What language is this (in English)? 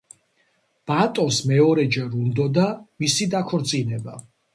Georgian